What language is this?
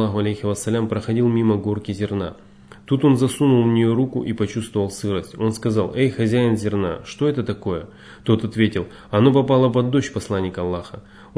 Russian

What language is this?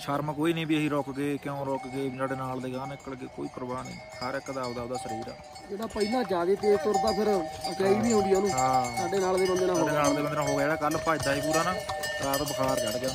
Punjabi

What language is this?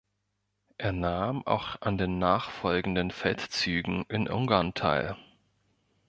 German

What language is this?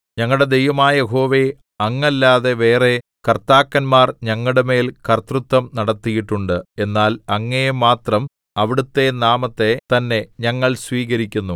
Malayalam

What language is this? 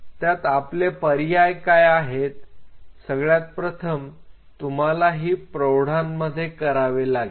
Marathi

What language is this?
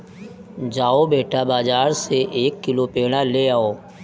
Hindi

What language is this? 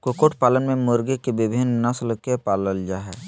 Magahi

